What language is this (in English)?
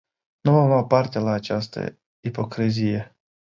Romanian